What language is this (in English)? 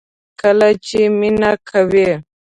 Pashto